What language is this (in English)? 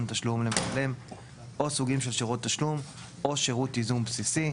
Hebrew